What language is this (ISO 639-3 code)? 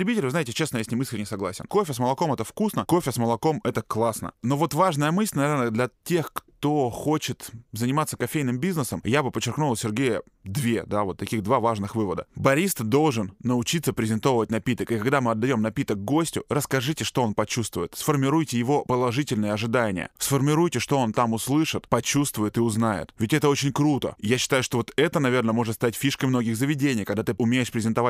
rus